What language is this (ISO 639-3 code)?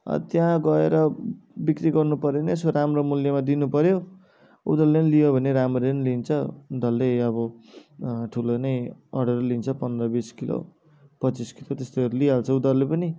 nep